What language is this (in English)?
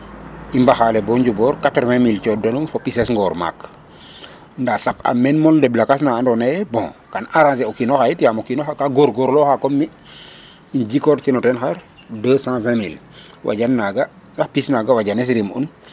Serer